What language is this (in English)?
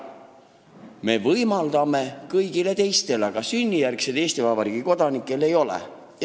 Estonian